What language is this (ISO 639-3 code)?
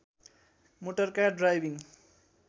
nep